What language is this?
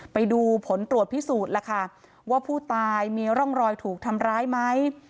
Thai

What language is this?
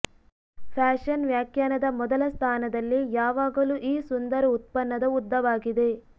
Kannada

